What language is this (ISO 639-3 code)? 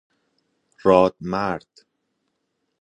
fas